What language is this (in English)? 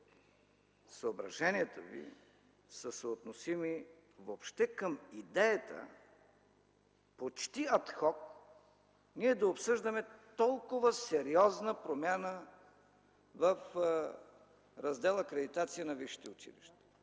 Bulgarian